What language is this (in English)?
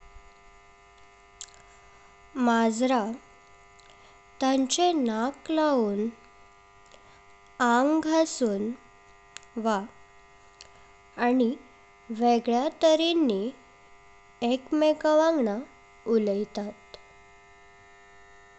Konkani